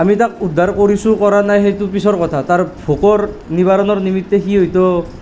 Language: Assamese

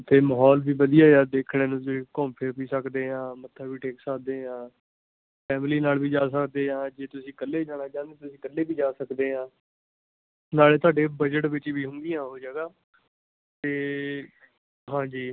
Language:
Punjabi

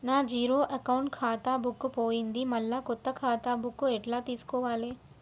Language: Telugu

